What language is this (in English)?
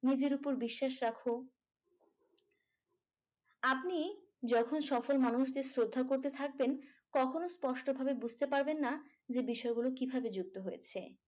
Bangla